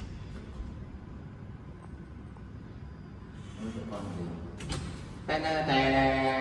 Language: Vietnamese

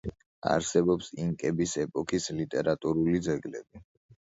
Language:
Georgian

